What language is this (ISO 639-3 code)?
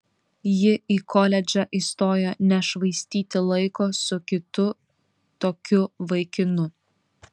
lit